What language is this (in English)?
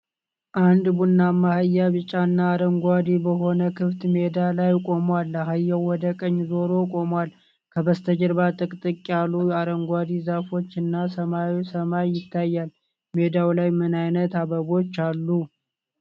Amharic